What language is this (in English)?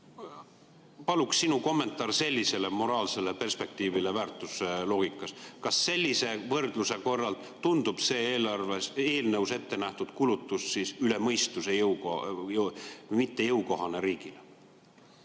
Estonian